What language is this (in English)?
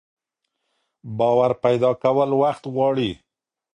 Pashto